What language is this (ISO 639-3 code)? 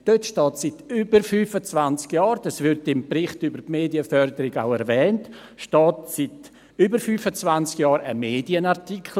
gsw